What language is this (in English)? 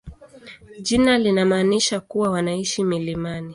Swahili